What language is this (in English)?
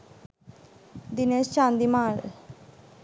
Sinhala